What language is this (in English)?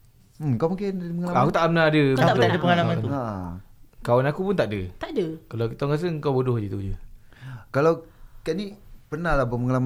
Malay